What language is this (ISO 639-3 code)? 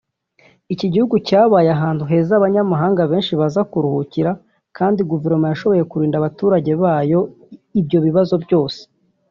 kin